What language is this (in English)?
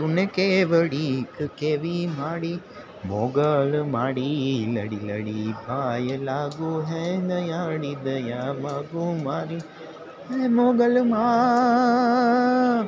Gujarati